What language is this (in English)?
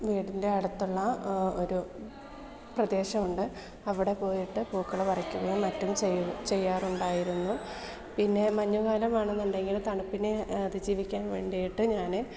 Malayalam